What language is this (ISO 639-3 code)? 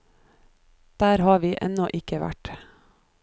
nor